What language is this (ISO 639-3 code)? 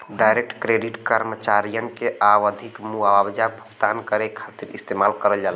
bho